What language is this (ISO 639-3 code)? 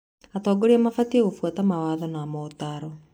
kik